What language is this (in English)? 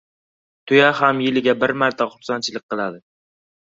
Uzbek